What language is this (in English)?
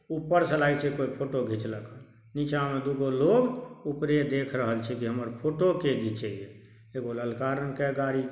Maithili